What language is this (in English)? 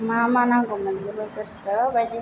Bodo